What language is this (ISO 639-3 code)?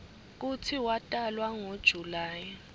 ssw